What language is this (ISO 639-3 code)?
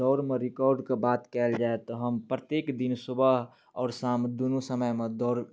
mai